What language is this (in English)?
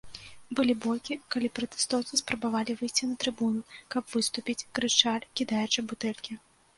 Belarusian